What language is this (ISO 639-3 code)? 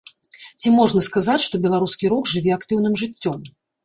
bel